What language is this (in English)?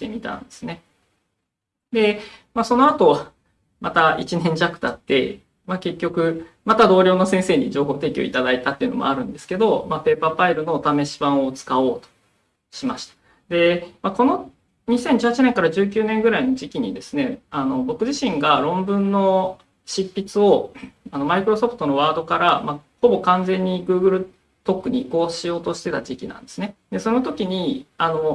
Japanese